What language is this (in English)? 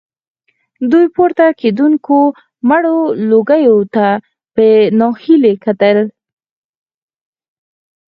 Pashto